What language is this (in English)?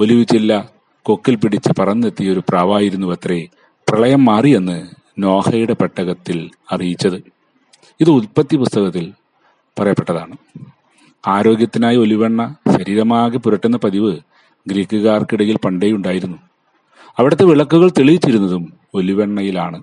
Malayalam